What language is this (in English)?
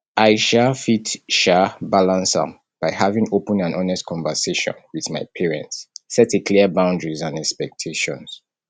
Nigerian Pidgin